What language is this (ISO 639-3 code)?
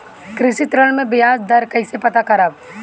bho